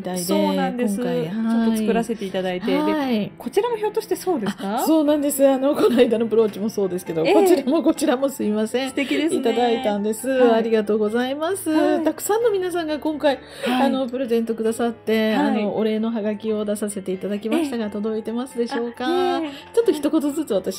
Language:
Japanese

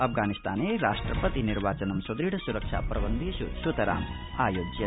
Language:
Sanskrit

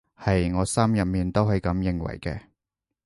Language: Cantonese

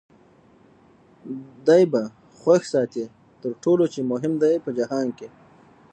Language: Pashto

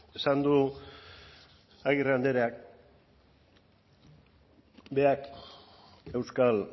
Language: Basque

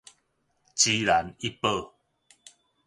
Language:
Min Nan Chinese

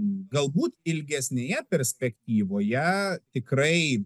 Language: Lithuanian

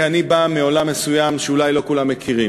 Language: Hebrew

